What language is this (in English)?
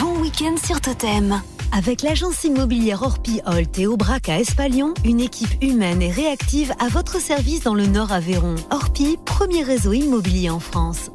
French